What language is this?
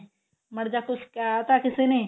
Punjabi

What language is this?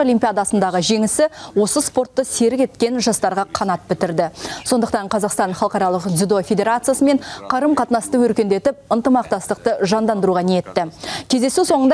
Russian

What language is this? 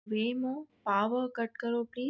Urdu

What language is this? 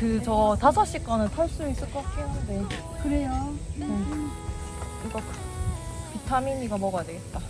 Korean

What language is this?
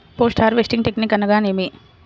Telugu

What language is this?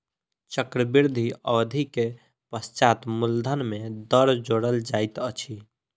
Maithili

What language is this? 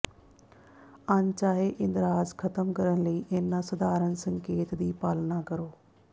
Punjabi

